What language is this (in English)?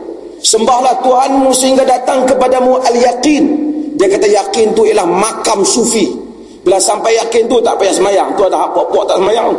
Malay